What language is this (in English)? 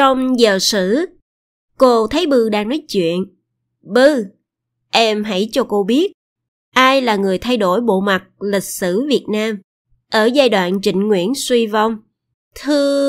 Vietnamese